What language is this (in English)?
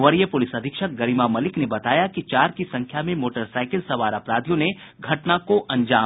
Hindi